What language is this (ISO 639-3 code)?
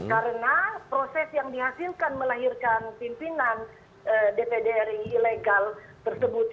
ind